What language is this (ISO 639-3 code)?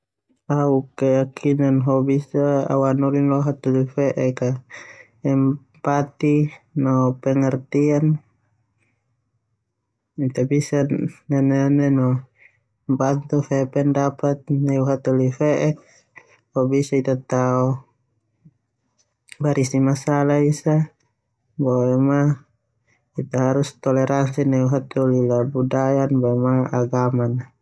twu